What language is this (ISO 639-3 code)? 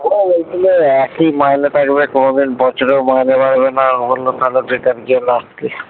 ben